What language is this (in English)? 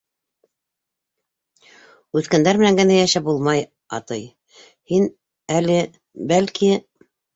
Bashkir